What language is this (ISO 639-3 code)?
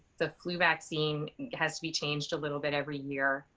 eng